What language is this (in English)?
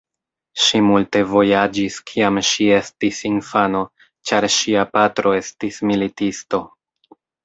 Esperanto